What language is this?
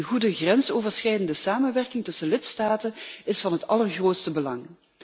Dutch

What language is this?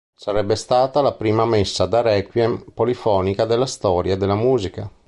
Italian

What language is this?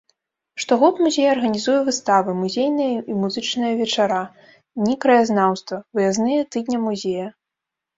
Belarusian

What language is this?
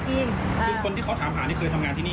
Thai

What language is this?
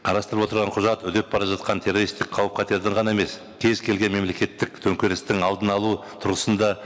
Kazakh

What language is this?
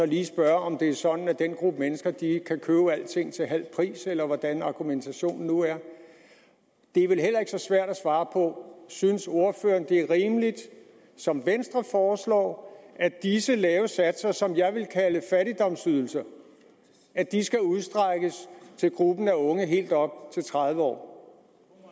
Danish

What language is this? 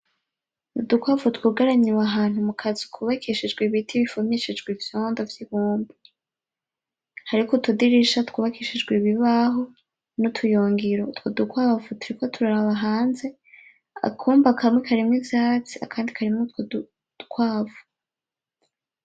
Rundi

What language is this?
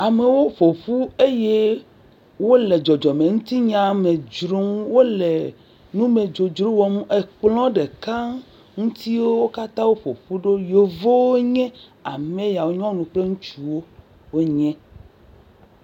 Ewe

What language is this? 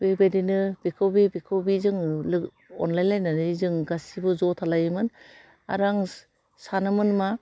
Bodo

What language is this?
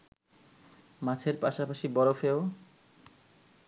Bangla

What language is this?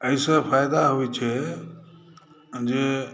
Maithili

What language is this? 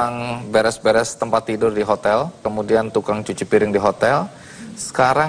Indonesian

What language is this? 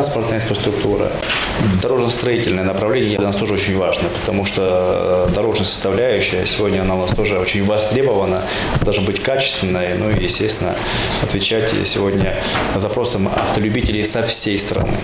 Russian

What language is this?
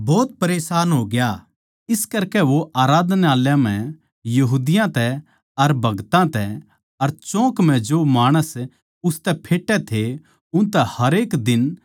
Haryanvi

